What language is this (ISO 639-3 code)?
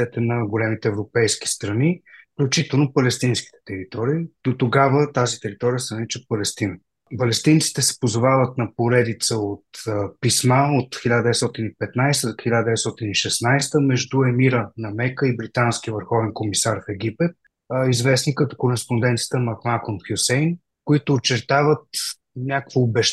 bul